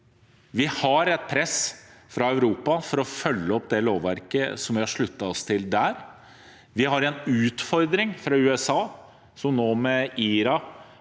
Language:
Norwegian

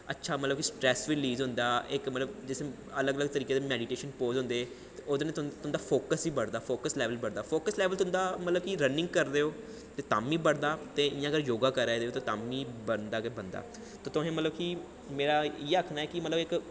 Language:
Dogri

